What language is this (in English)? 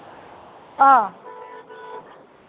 Manipuri